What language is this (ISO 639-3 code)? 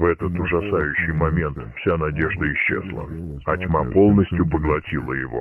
rus